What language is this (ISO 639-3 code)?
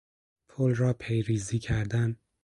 fas